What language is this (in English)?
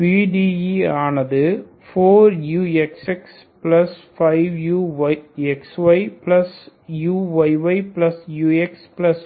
Tamil